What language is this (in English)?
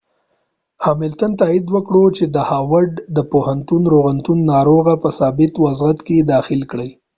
Pashto